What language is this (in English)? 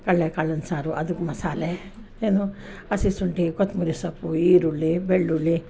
Kannada